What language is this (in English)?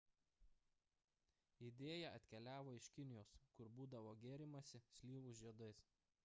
Lithuanian